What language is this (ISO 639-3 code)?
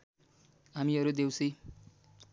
nep